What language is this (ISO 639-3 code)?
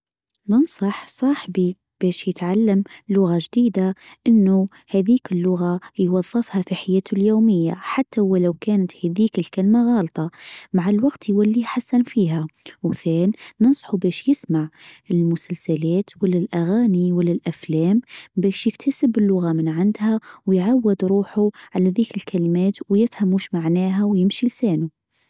aeb